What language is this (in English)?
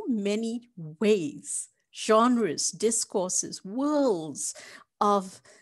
English